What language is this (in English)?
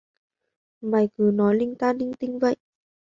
Vietnamese